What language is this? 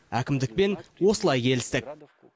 Kazakh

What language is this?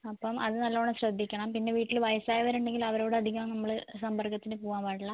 Malayalam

